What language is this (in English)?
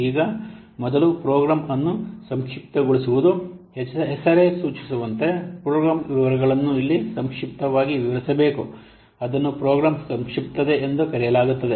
Kannada